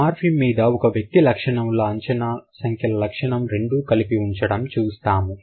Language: Telugu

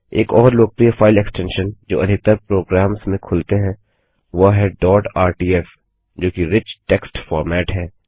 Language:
Hindi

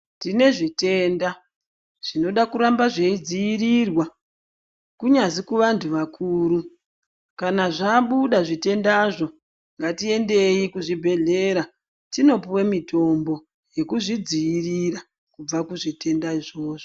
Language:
Ndau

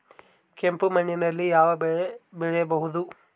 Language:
Kannada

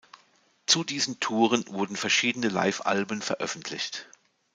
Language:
German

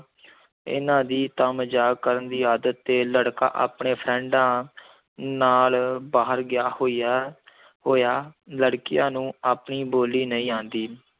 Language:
Punjabi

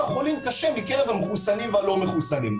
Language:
Hebrew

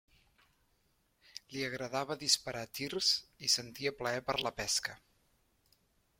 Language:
Catalan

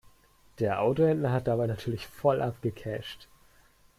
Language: German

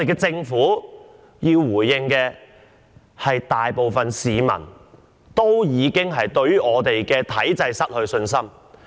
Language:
Cantonese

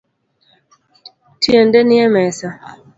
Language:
Luo (Kenya and Tanzania)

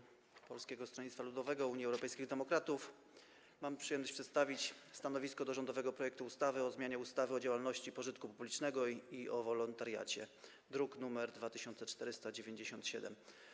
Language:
Polish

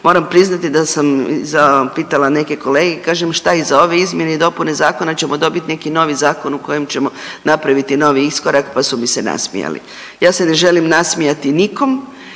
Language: Croatian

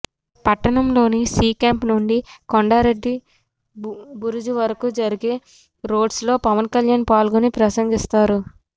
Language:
Telugu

